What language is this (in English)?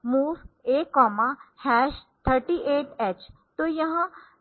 Hindi